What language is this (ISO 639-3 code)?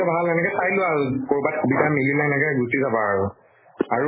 asm